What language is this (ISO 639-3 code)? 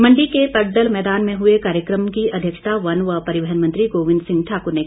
hin